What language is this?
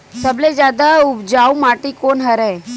Chhattisgarhi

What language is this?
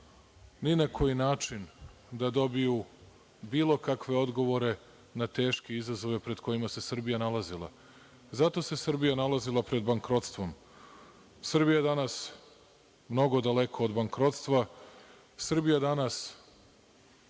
Serbian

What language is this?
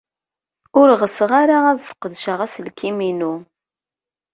Kabyle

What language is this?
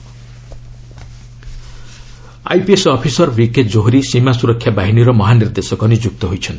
Odia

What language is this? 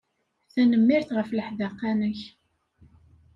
Kabyle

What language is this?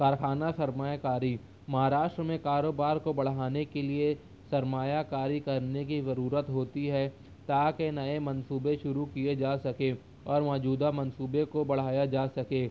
Urdu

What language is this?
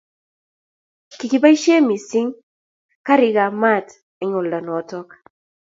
Kalenjin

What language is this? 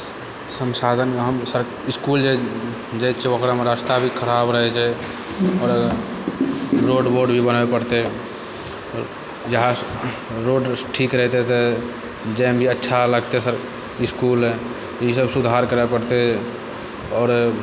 Maithili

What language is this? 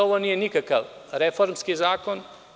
Serbian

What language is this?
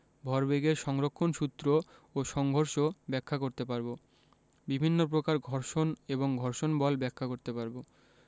Bangla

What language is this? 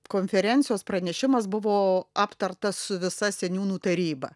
Lithuanian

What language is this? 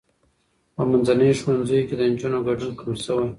Pashto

